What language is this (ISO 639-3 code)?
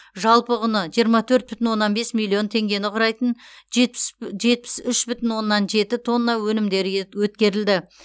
kaz